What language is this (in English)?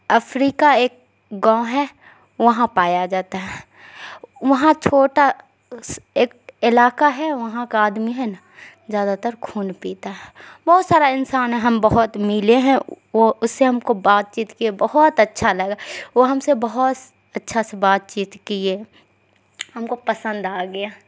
Urdu